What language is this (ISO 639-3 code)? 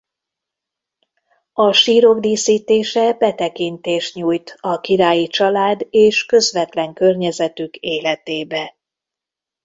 hun